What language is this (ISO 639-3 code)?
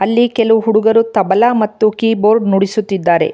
kan